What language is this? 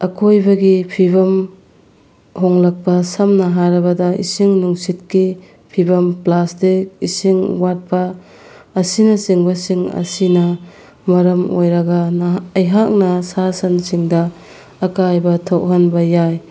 Manipuri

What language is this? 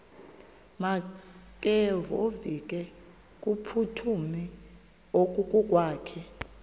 Xhosa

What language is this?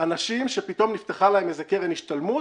Hebrew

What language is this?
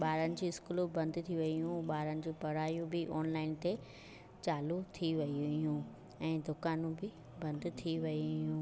Sindhi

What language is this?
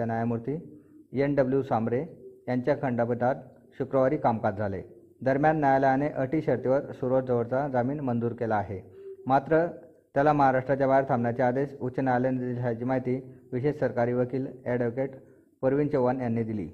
Marathi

